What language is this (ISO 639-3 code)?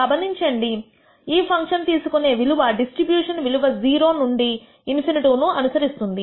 tel